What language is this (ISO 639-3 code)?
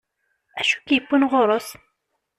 kab